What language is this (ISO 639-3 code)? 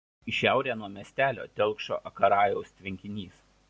lit